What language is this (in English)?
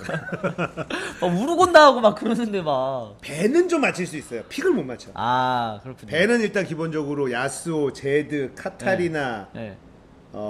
Korean